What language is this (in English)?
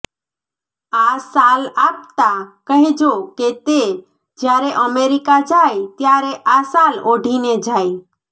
Gujarati